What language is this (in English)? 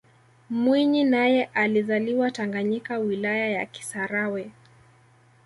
Swahili